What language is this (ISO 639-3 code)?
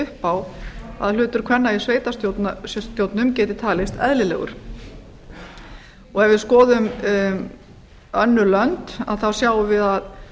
isl